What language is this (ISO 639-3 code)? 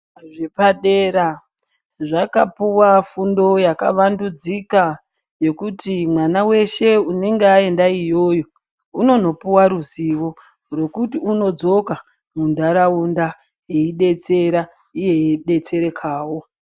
ndc